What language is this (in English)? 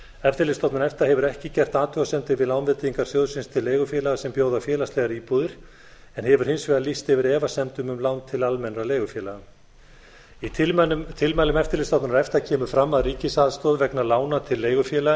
Icelandic